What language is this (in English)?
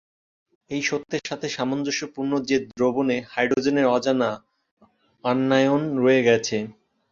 Bangla